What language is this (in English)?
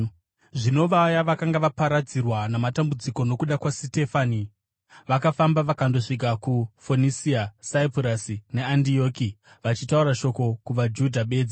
Shona